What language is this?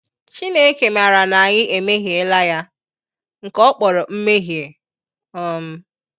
Igbo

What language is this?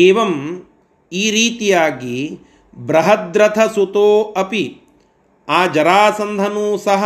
Kannada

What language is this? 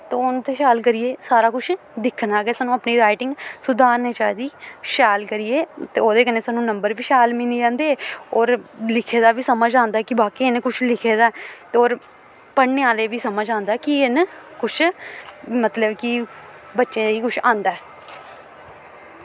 Dogri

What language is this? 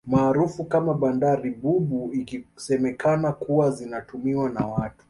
Swahili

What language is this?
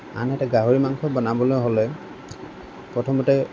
Assamese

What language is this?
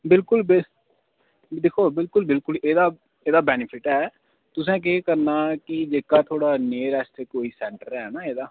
Dogri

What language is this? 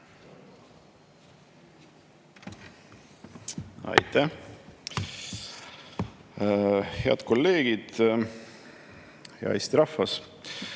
Estonian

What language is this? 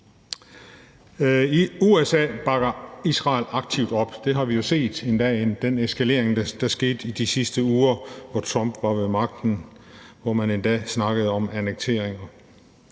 Danish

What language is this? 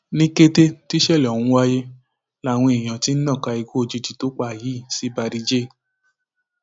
Yoruba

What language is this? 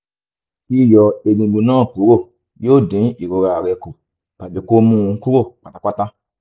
Yoruba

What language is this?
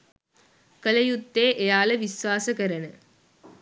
Sinhala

